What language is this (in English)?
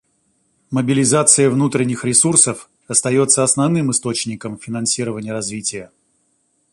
Russian